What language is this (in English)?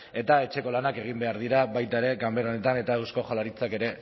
Basque